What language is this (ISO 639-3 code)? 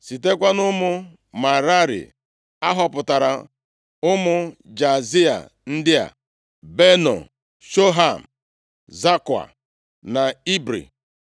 ibo